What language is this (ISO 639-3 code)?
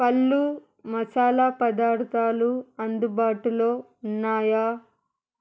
tel